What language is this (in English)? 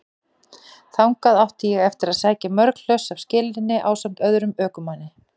Icelandic